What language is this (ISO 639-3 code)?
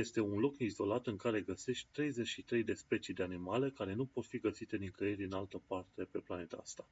ron